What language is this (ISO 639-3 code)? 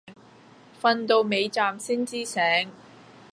yue